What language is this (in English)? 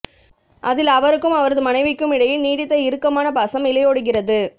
Tamil